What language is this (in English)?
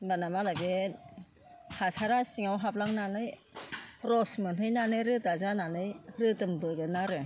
Bodo